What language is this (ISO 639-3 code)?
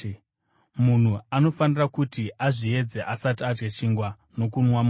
sna